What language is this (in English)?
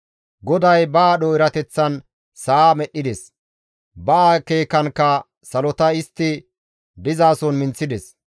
Gamo